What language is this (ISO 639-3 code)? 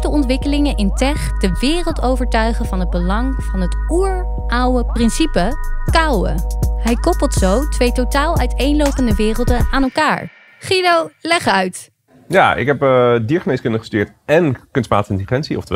nld